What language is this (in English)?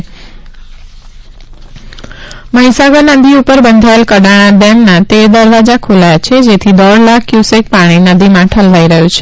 Gujarati